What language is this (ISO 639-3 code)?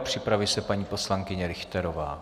ces